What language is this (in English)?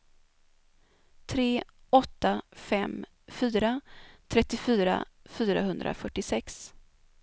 Swedish